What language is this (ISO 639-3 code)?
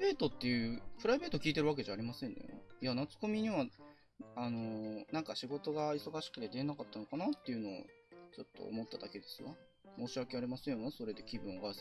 jpn